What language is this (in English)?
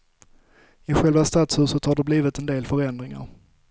Swedish